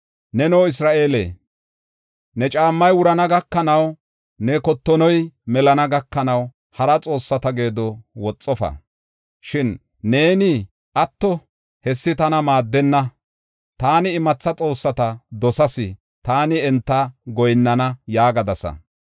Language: Gofa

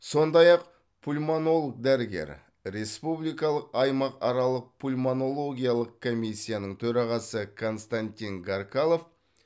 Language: Kazakh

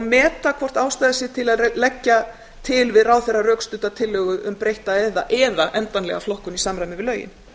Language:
Icelandic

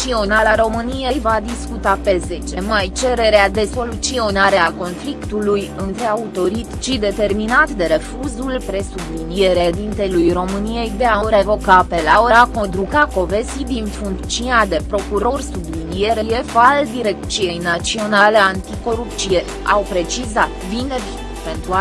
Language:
Romanian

